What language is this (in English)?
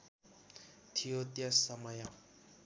Nepali